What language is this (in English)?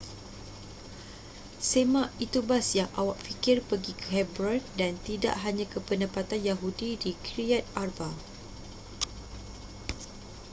Malay